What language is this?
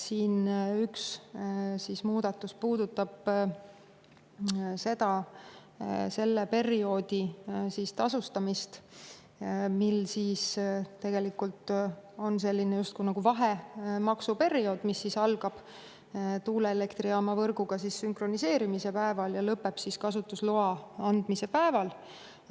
Estonian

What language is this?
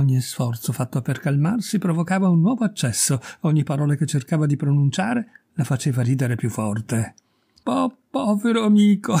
Italian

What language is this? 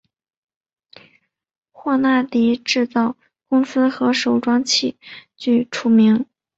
Chinese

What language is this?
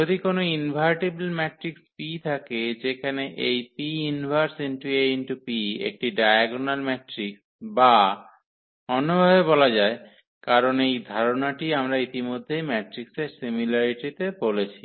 Bangla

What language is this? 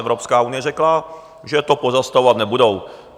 Czech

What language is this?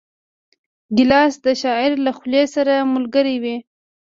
Pashto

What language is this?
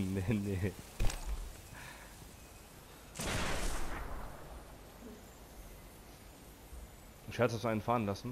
German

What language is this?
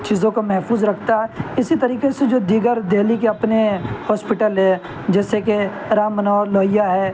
Urdu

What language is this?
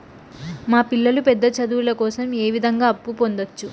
Telugu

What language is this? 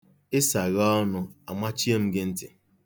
Igbo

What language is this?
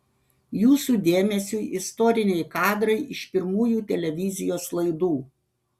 Lithuanian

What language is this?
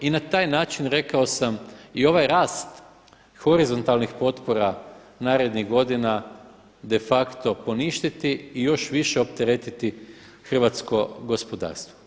Croatian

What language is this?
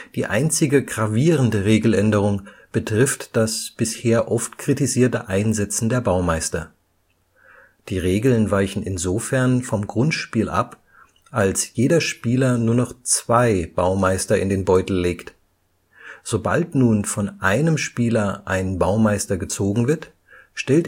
German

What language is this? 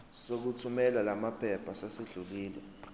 Zulu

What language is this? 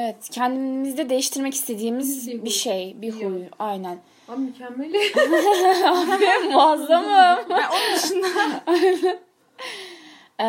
Turkish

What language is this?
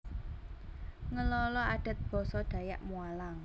Javanese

